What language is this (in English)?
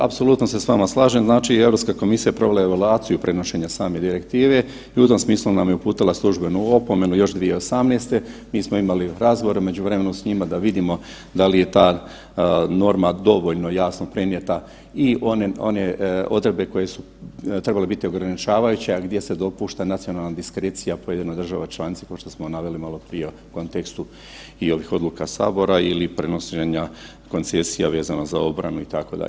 Croatian